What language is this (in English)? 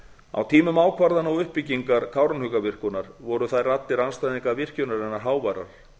Icelandic